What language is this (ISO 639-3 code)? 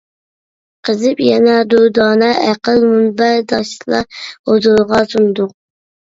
uig